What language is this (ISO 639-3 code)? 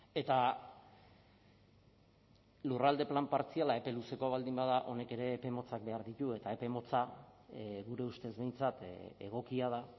eus